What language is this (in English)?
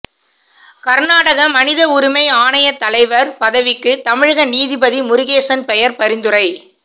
Tamil